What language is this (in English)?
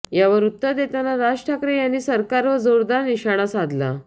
Marathi